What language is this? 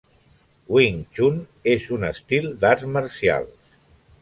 Catalan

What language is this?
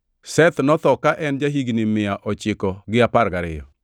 Luo (Kenya and Tanzania)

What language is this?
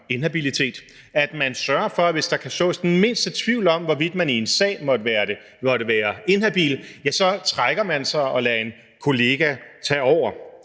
Danish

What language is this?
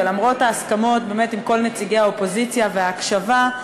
Hebrew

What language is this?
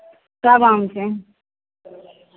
Maithili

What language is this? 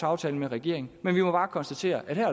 Danish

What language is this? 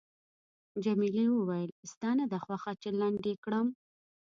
Pashto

